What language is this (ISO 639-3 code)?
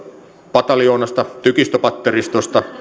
fin